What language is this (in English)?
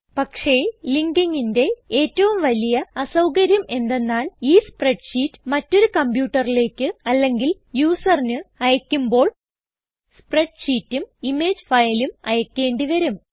Malayalam